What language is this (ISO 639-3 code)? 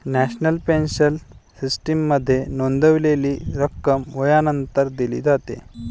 mar